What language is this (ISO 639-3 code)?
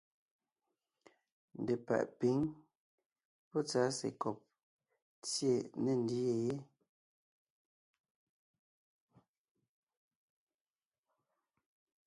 nnh